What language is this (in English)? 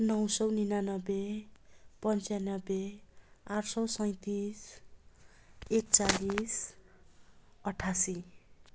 Nepali